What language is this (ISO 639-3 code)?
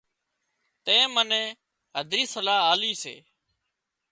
kxp